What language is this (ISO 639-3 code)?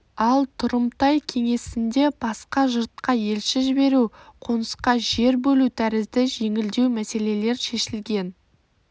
kaz